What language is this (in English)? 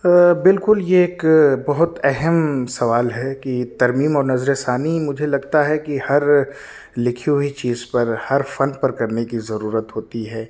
Urdu